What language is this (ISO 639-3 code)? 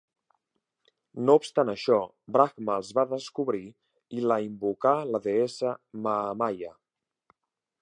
cat